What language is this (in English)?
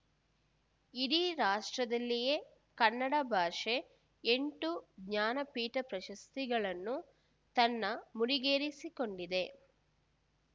Kannada